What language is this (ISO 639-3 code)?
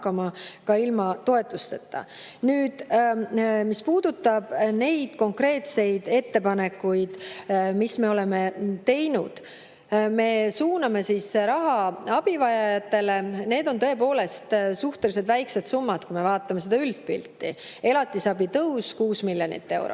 est